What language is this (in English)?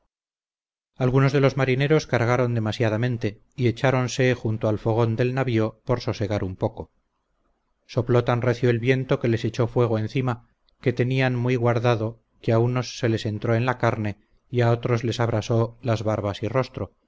Spanish